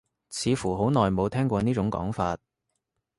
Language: Cantonese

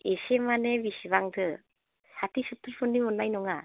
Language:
Bodo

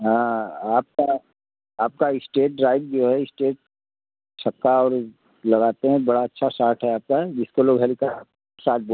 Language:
Hindi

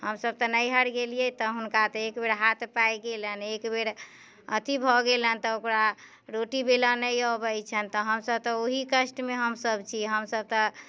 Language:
Maithili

